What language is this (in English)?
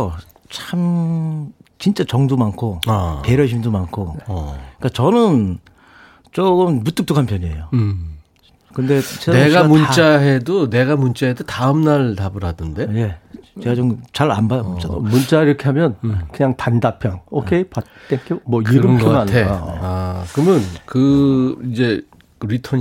Korean